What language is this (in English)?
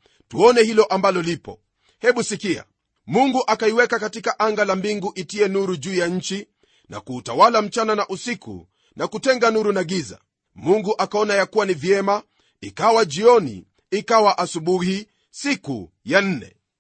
Swahili